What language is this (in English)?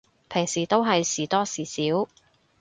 Cantonese